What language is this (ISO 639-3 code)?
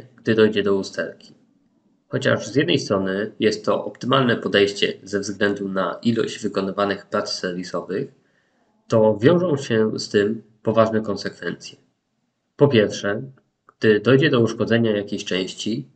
pol